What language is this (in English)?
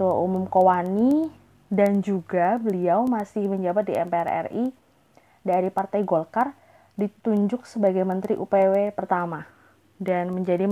Indonesian